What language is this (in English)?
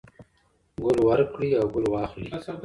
Pashto